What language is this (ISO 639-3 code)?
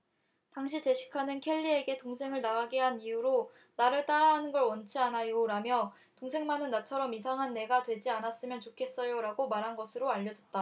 kor